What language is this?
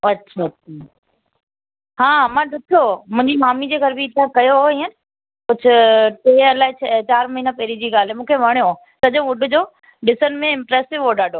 Sindhi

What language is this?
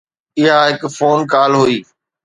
Sindhi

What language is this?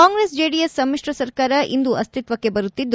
Kannada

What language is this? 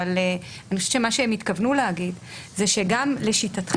Hebrew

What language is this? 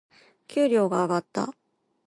Japanese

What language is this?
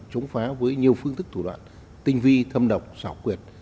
Vietnamese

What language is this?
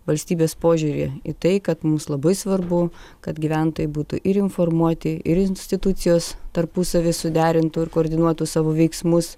Lithuanian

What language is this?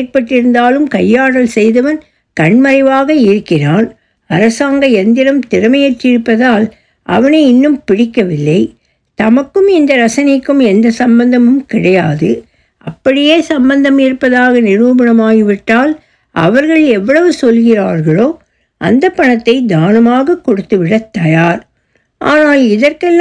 Tamil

